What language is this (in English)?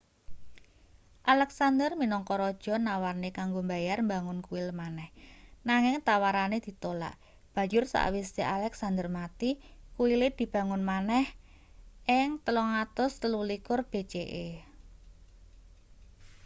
Javanese